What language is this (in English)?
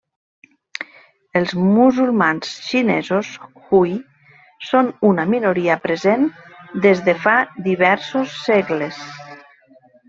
Catalan